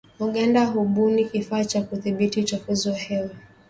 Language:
Swahili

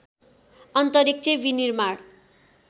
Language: Nepali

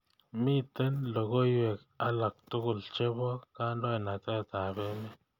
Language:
Kalenjin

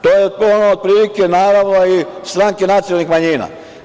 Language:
Serbian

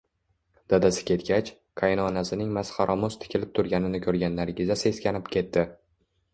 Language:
Uzbek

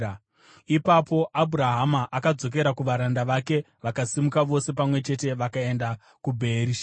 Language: Shona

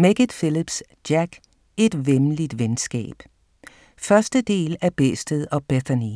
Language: Danish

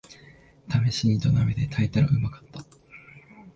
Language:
Japanese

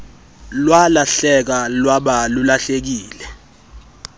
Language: Xhosa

